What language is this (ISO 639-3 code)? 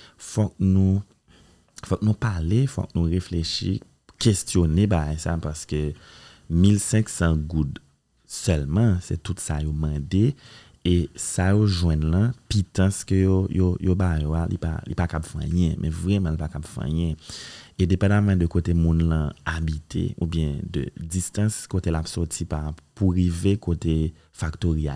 fra